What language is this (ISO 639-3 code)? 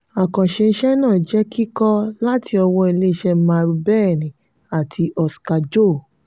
yor